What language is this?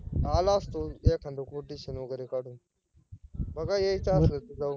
Marathi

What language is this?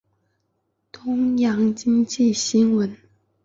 Chinese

